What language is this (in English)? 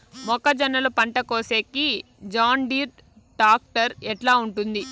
Telugu